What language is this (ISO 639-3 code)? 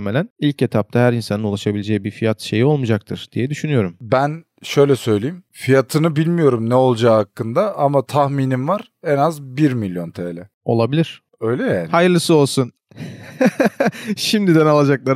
tur